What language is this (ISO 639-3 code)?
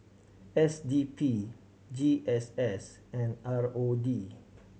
eng